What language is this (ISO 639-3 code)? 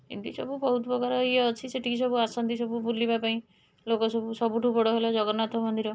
ori